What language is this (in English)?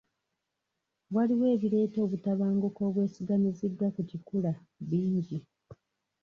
Ganda